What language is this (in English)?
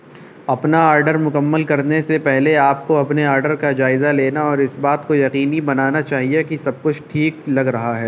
Urdu